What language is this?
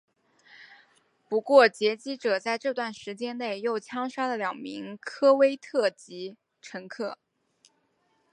Chinese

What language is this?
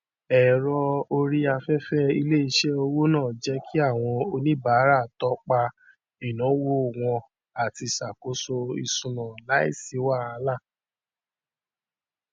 Yoruba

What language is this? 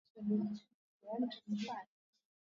Swahili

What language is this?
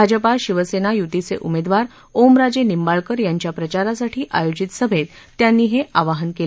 Marathi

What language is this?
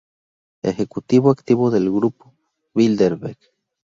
Spanish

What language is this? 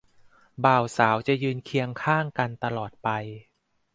Thai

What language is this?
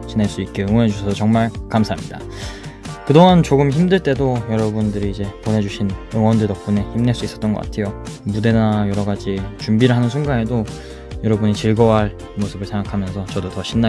Korean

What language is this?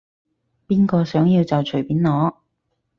Cantonese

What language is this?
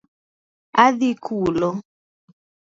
Luo (Kenya and Tanzania)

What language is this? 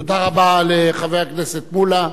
Hebrew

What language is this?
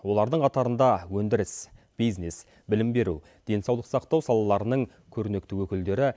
Kazakh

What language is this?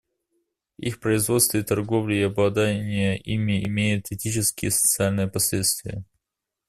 Russian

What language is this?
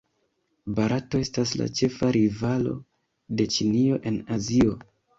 Esperanto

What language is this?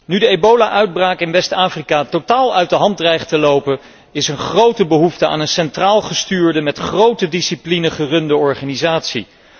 Dutch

